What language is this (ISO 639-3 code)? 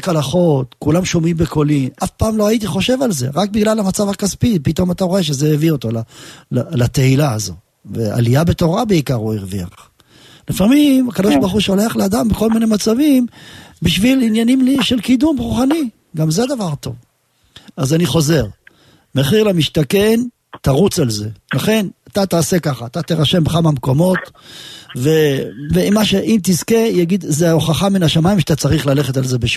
heb